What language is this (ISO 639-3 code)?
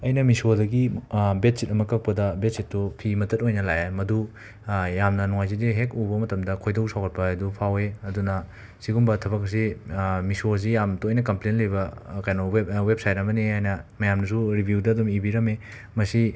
mni